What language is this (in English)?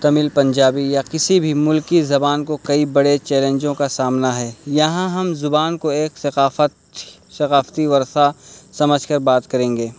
Urdu